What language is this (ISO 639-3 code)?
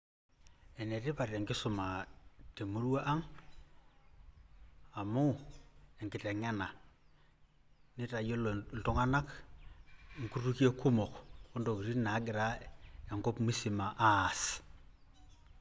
mas